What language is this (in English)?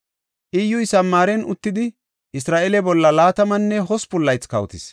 Gofa